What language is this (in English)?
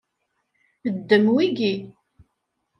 Kabyle